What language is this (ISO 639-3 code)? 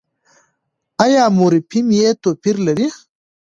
pus